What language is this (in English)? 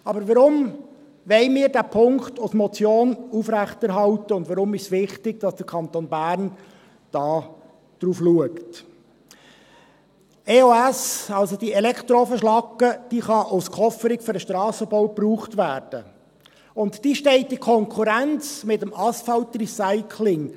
Swiss German